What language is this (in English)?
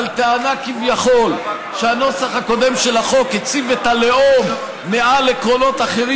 Hebrew